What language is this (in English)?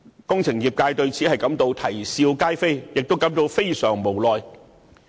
Cantonese